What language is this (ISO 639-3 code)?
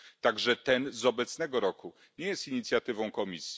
pol